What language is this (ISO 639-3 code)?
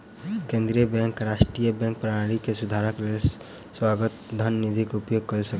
mai